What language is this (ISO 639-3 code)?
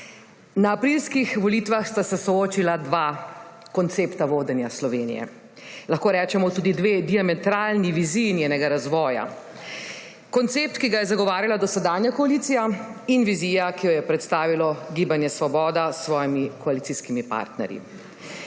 slv